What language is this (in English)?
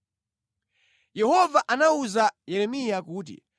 Nyanja